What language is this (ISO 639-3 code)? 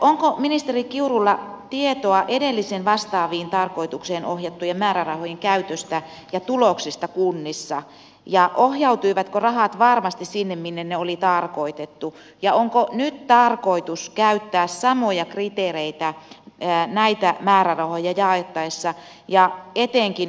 fin